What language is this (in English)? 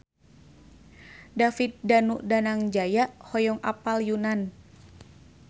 Sundanese